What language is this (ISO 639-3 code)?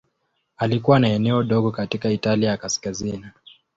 swa